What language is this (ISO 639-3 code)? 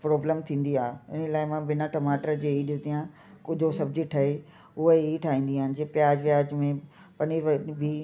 snd